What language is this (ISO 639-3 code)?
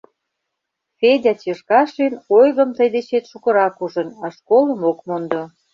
chm